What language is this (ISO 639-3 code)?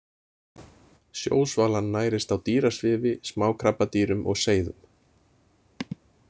isl